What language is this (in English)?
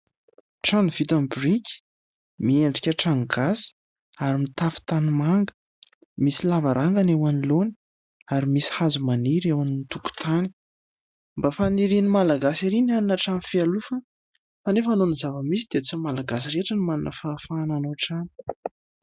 Malagasy